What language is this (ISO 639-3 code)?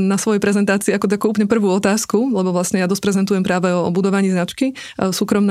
slk